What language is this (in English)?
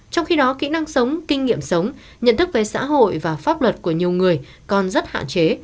Vietnamese